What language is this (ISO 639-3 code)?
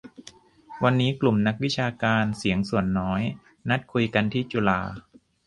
tha